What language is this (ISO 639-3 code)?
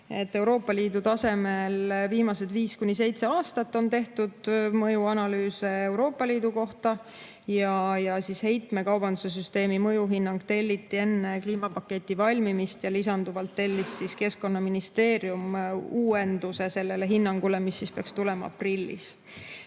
est